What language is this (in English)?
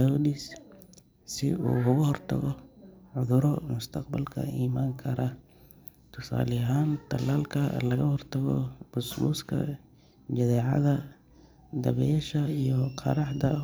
Somali